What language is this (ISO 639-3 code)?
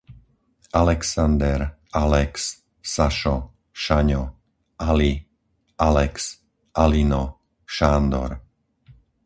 slk